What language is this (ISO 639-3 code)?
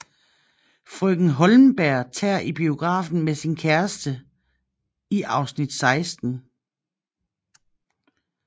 dan